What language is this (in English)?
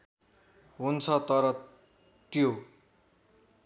Nepali